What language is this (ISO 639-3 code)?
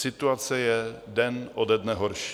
ces